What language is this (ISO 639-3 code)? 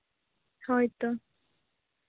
sat